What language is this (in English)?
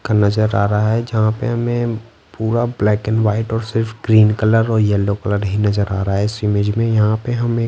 Hindi